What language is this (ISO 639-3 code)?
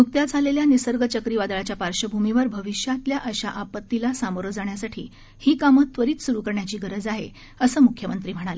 mar